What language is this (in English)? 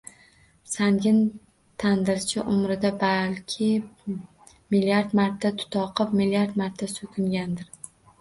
Uzbek